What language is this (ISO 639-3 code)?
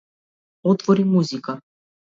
mkd